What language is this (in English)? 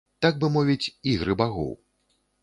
Belarusian